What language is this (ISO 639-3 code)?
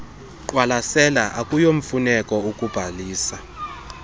xho